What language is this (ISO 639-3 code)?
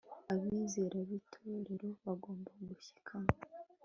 kin